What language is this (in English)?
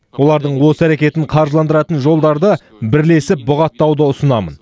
Kazakh